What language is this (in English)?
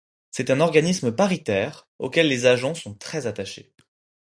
French